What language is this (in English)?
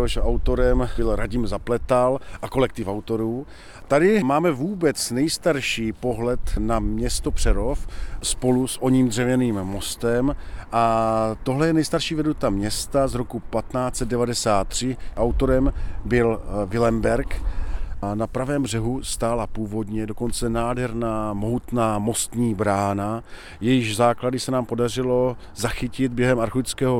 Czech